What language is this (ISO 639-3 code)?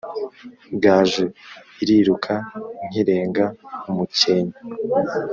kin